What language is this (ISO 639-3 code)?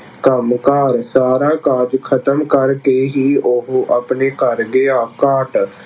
pan